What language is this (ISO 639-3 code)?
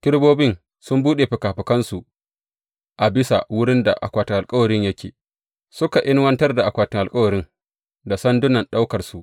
hau